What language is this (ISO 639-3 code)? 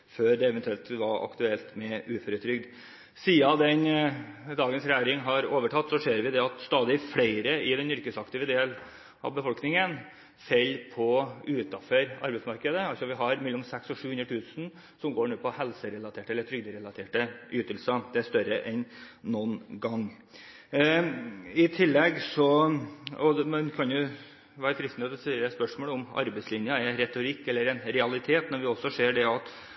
nob